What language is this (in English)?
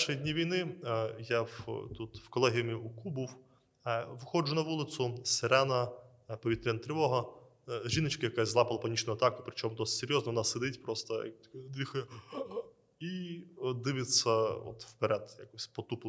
Ukrainian